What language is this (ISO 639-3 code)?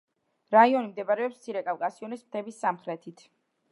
kat